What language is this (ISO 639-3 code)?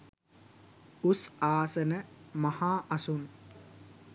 sin